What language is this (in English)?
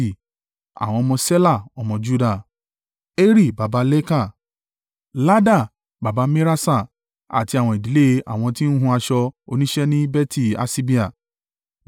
Yoruba